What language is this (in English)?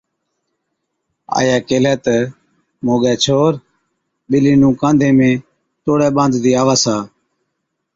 Od